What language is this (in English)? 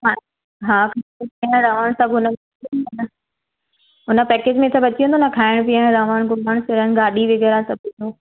Sindhi